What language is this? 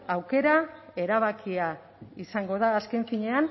Basque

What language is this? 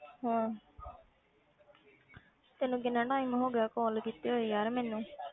Punjabi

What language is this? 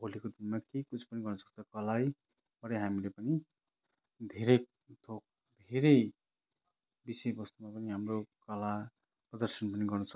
Nepali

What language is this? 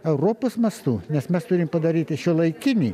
Lithuanian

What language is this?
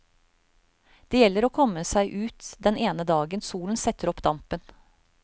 Norwegian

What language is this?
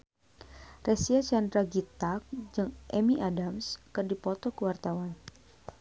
Sundanese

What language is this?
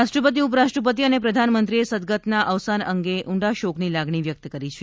Gujarati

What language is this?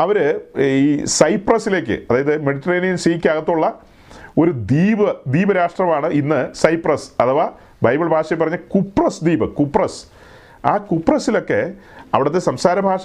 Malayalam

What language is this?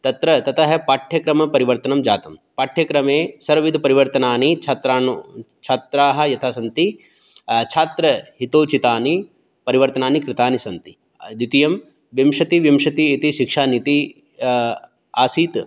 Sanskrit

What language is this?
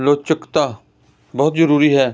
Punjabi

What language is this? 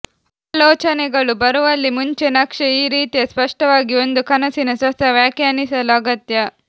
Kannada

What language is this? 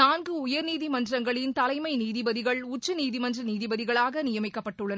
Tamil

